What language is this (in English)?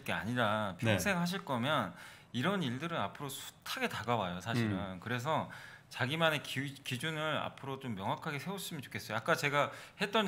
Korean